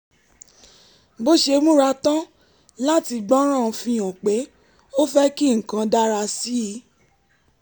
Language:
Yoruba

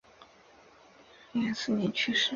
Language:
Chinese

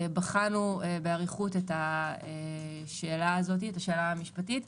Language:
Hebrew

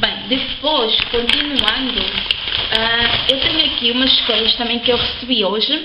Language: Portuguese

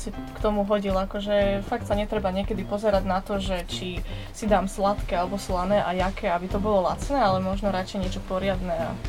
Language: Slovak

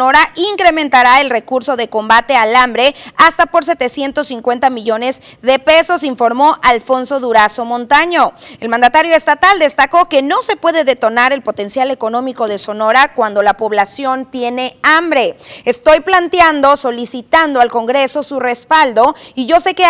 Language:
Spanish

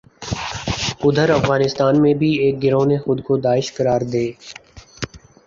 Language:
Urdu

